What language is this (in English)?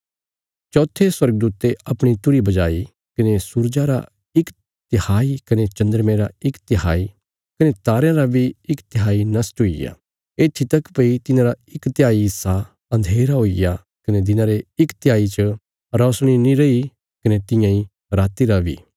Bilaspuri